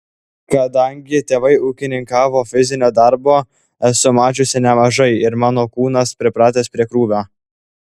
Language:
Lithuanian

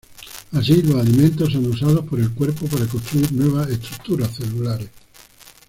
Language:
Spanish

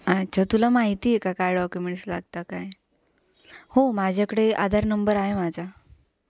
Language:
Marathi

